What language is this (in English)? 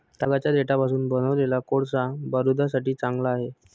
Marathi